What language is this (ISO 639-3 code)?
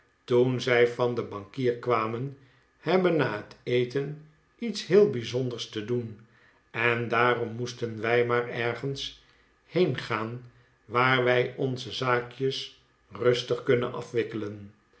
nld